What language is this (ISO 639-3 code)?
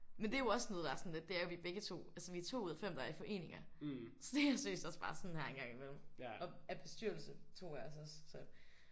dan